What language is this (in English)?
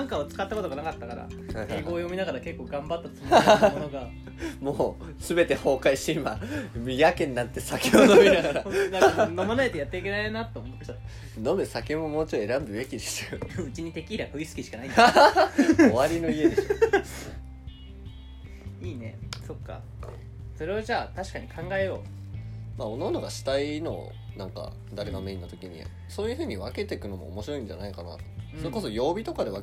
Japanese